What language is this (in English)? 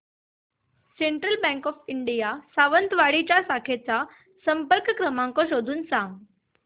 Marathi